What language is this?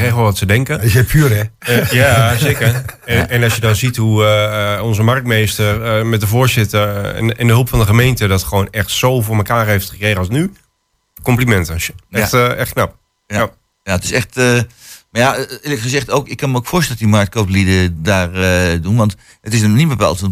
Dutch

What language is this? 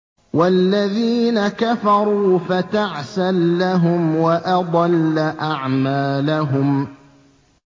Arabic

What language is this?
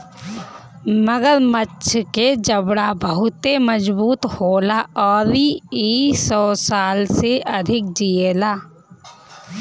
Bhojpuri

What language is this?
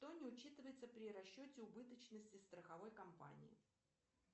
Russian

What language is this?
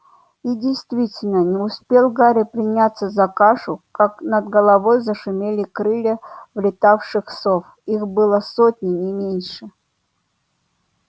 Russian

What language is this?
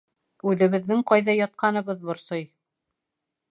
Bashkir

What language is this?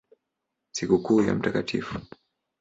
Swahili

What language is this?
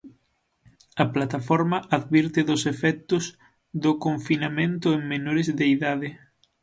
Galician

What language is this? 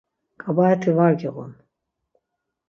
Laz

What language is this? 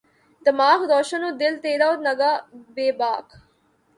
Urdu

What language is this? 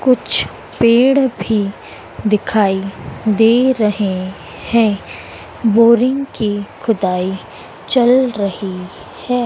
Hindi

